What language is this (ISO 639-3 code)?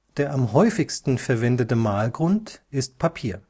deu